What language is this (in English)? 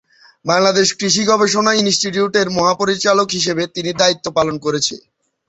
Bangla